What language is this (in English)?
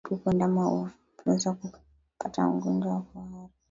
Swahili